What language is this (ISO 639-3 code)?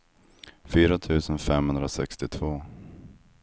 swe